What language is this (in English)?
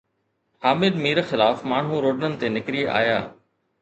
Sindhi